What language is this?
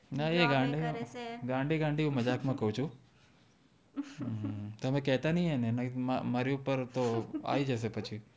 Gujarati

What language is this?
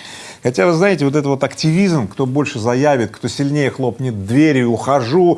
Russian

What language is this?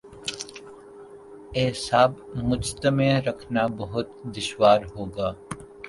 Urdu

